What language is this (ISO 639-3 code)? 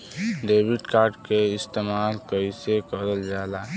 bho